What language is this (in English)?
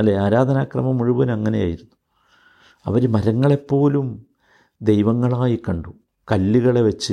Malayalam